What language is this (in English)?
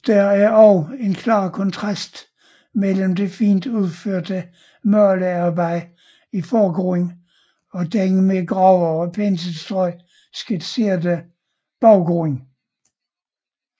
Danish